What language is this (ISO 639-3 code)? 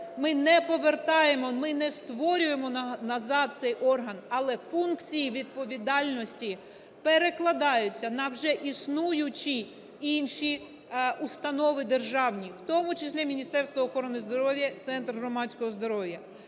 ukr